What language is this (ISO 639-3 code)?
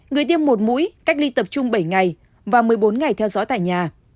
vie